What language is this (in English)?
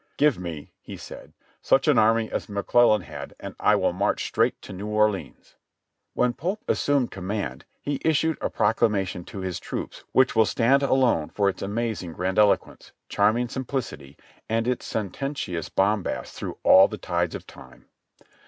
English